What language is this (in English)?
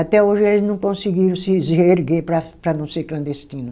Portuguese